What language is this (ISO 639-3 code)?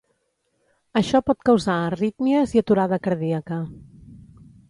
cat